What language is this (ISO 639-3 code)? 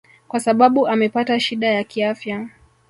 swa